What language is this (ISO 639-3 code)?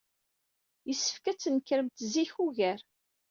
kab